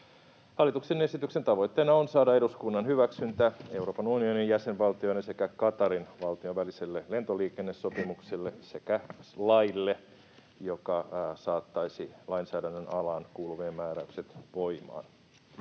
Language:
Finnish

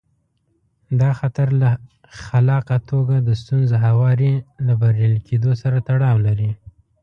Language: Pashto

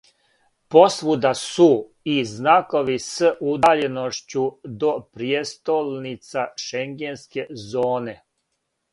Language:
Serbian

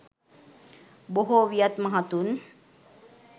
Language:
Sinhala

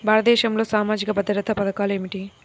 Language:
Telugu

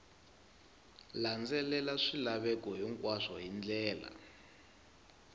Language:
Tsonga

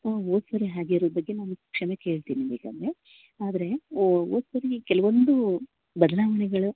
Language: Kannada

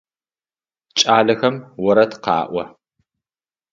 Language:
Adyghe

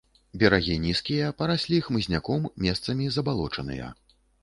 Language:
Belarusian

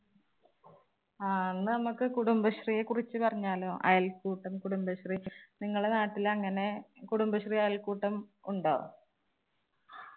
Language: Malayalam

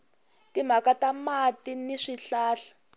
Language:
Tsonga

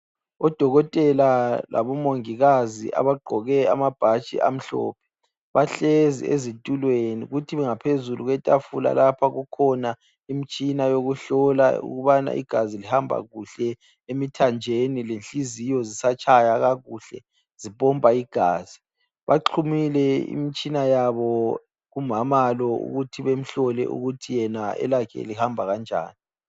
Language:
North Ndebele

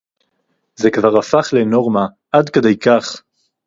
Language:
Hebrew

